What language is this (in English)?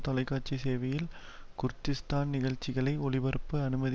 Tamil